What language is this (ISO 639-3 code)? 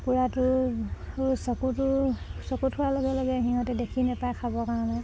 asm